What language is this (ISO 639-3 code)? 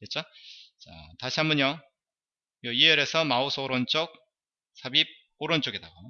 kor